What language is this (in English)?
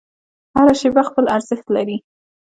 Pashto